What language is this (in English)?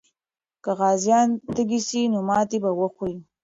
Pashto